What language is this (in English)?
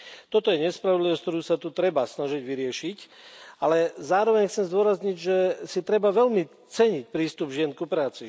Slovak